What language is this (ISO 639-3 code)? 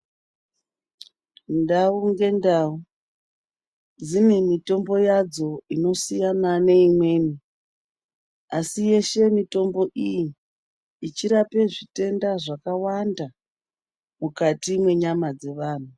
ndc